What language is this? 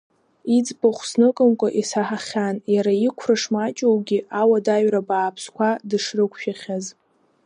Abkhazian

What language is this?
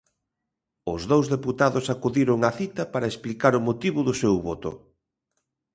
Galician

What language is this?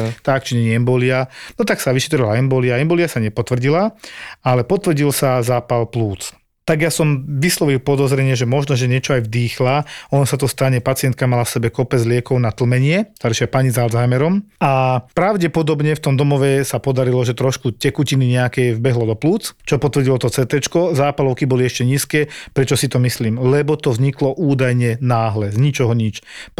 Slovak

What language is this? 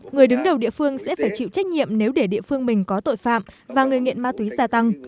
Vietnamese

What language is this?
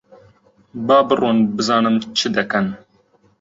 Central Kurdish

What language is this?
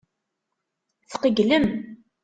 Kabyle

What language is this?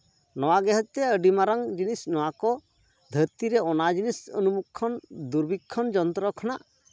Santali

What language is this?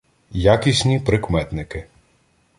Ukrainian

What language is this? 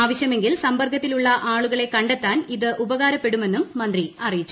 Malayalam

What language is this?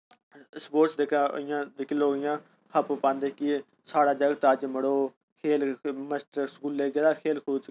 Dogri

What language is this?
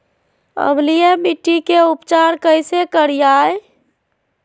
Magahi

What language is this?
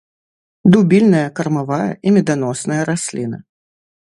Belarusian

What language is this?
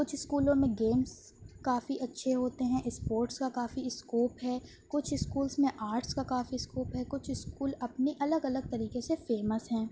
Urdu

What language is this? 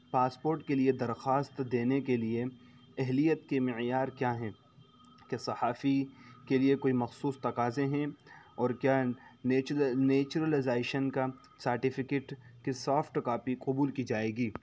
Urdu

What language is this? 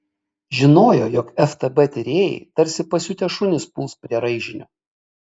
Lithuanian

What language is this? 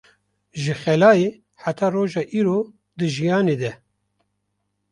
Kurdish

